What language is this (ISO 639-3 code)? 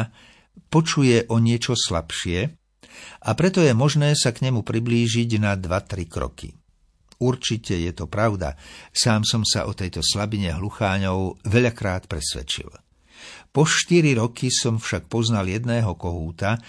slk